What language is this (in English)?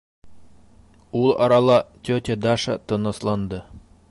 Bashkir